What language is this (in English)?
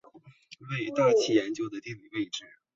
Chinese